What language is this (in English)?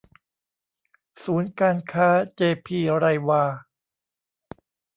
Thai